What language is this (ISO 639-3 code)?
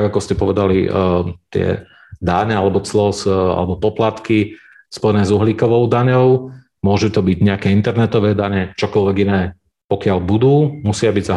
slk